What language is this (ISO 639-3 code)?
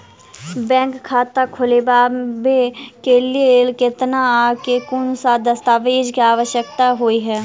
mai